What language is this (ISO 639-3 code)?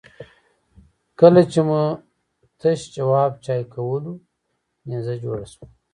pus